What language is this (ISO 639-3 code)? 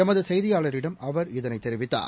tam